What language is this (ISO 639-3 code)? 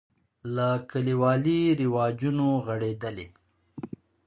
pus